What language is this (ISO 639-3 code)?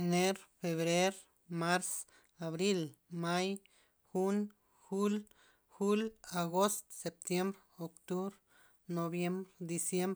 ztp